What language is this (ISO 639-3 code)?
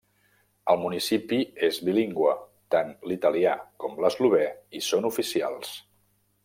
cat